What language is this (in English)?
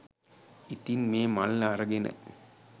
Sinhala